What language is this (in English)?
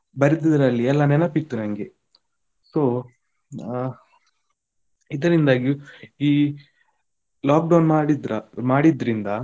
Kannada